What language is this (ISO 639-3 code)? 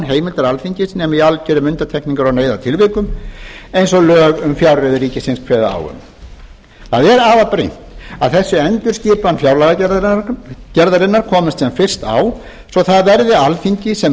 isl